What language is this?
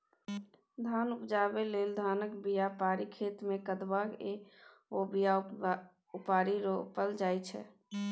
Maithili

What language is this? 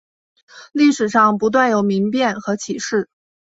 Chinese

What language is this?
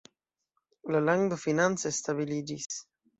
Esperanto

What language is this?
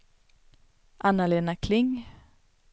Swedish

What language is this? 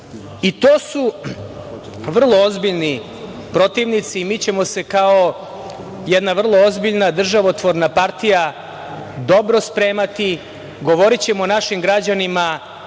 Serbian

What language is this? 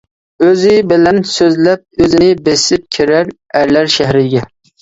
Uyghur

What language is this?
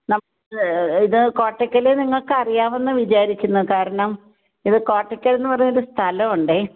Malayalam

